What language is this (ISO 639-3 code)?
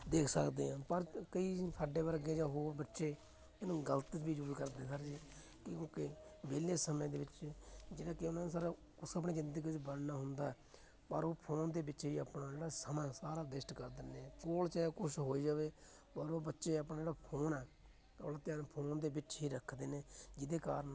pan